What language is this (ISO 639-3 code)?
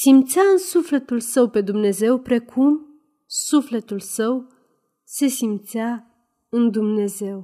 ron